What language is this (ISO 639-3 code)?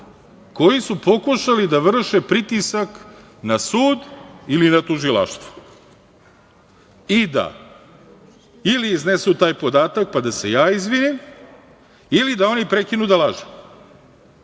srp